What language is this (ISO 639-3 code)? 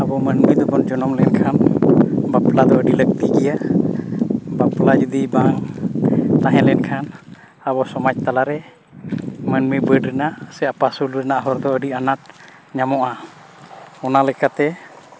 sat